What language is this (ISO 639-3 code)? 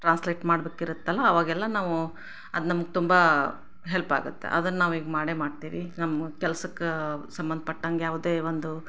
kan